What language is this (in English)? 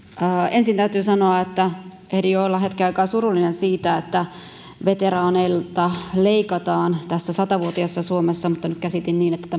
Finnish